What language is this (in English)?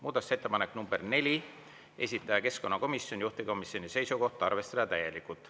Estonian